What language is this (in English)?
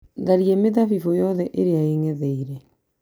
Kikuyu